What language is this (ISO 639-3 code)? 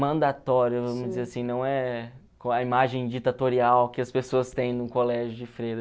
por